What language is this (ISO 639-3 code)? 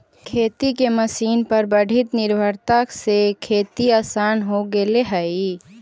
mag